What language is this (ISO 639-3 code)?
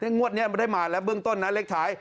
tha